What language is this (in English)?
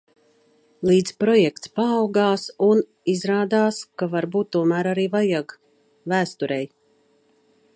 Latvian